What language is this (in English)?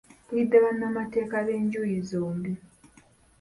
Ganda